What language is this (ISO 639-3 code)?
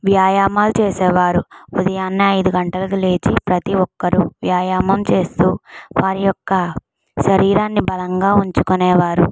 tel